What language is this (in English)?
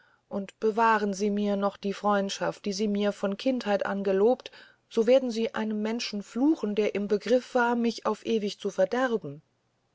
German